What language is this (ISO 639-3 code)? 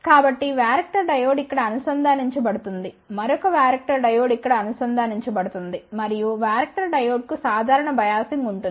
tel